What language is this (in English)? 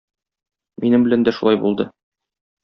Tatar